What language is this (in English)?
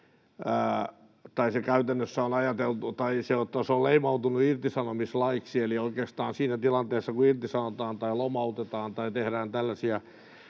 Finnish